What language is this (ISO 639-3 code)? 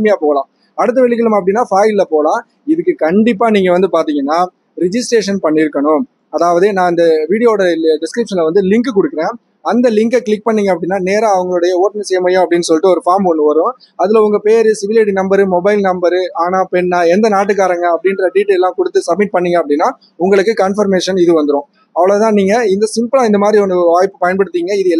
tam